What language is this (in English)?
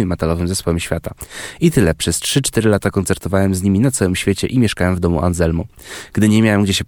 Polish